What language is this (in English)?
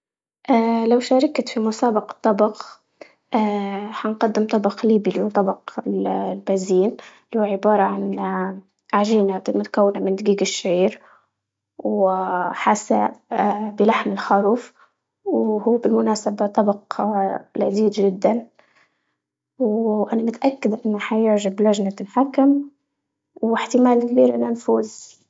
Libyan Arabic